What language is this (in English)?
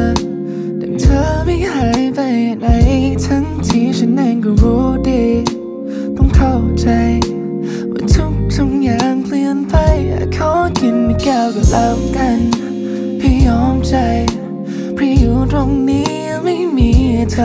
Thai